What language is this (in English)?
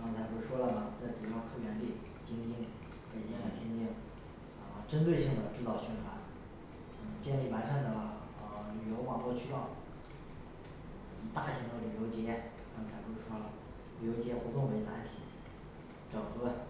Chinese